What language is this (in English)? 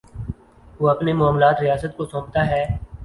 Urdu